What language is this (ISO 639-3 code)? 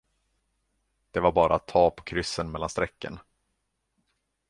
swe